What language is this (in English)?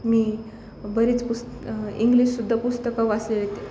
Marathi